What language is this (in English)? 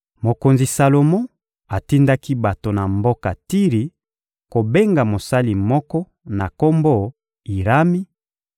Lingala